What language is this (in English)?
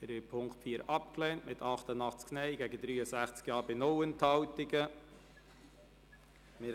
Swiss German